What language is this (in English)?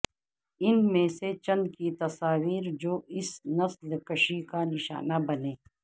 Urdu